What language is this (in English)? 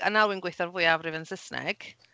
Welsh